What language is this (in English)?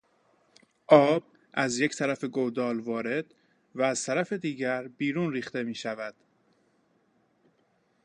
Persian